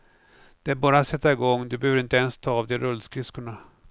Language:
Swedish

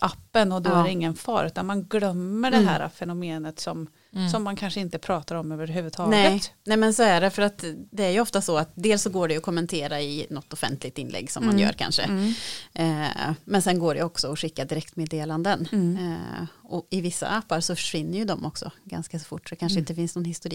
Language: Swedish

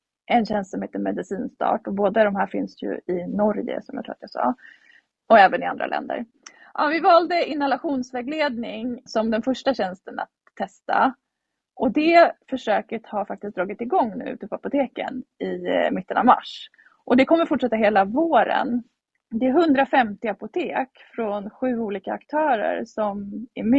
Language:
Swedish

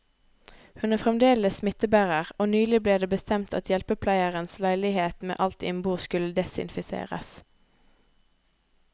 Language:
Norwegian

